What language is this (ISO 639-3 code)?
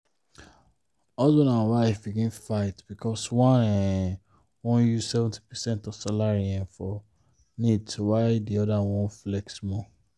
pcm